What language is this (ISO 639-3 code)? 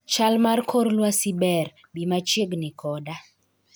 luo